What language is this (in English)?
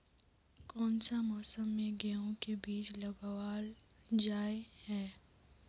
Magahi